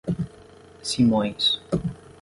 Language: Portuguese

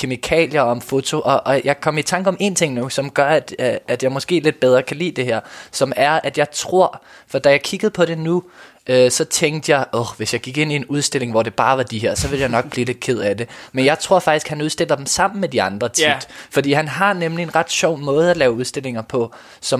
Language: Danish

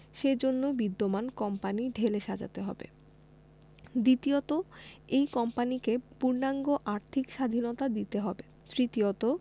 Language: Bangla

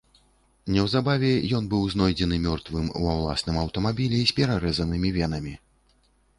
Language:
Belarusian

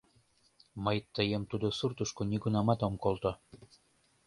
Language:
Mari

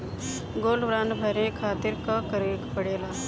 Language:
Bhojpuri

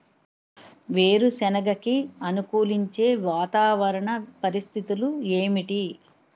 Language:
Telugu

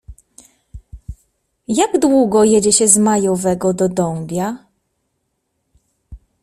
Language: Polish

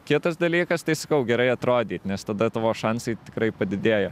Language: Lithuanian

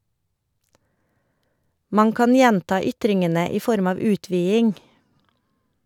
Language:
Norwegian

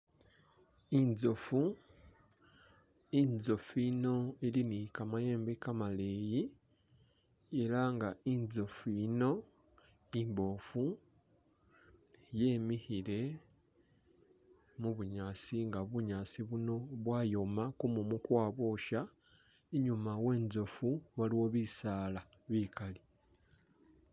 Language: Masaaba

